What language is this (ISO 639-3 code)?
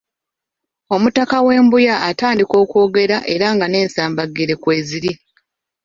lug